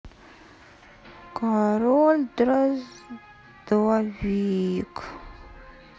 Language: Russian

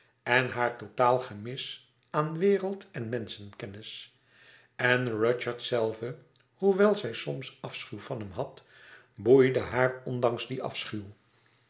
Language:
Dutch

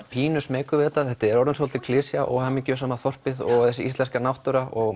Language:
Icelandic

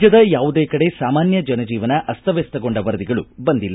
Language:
Kannada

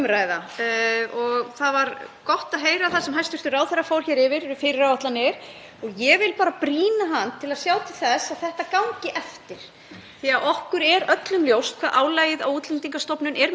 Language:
Icelandic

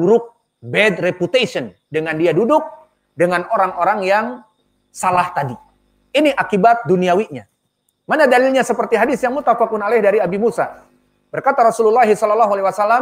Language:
Indonesian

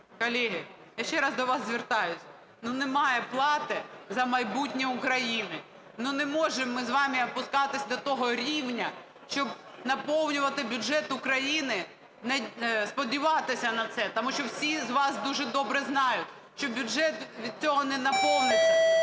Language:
Ukrainian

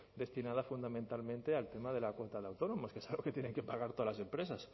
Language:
Spanish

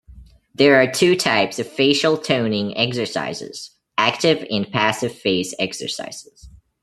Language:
English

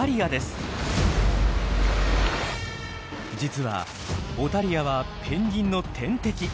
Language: Japanese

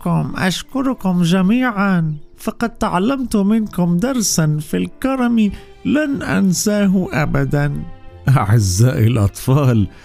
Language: Arabic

